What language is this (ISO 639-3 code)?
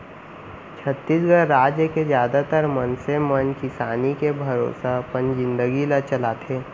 hne